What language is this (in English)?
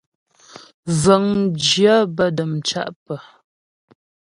Ghomala